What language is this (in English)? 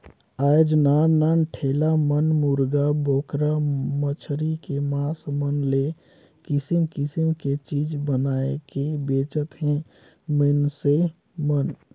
Chhattisgarhi